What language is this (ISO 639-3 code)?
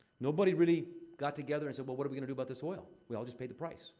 eng